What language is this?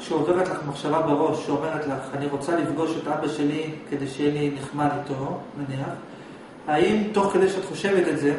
Hebrew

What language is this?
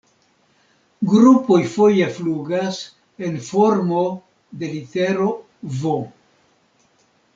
Esperanto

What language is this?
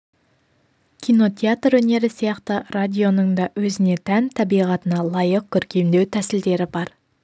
Kazakh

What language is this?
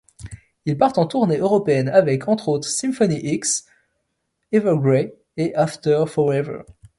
French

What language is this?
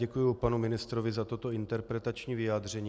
Czech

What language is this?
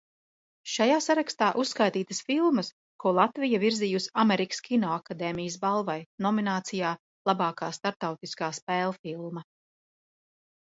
Latvian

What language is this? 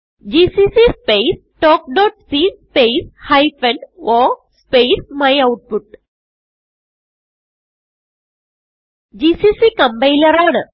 Malayalam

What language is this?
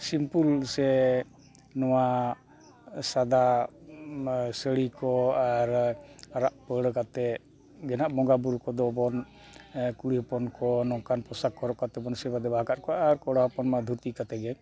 Santali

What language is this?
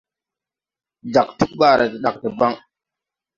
Tupuri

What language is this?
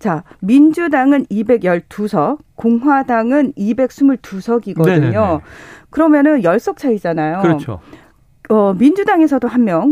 Korean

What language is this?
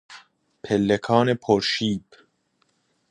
Persian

